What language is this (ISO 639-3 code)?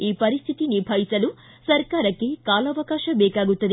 kan